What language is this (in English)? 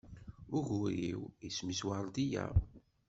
Kabyle